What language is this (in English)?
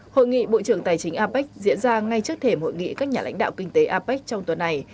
Vietnamese